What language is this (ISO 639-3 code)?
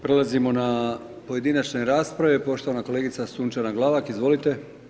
hrv